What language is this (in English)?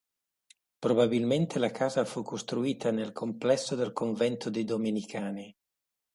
Italian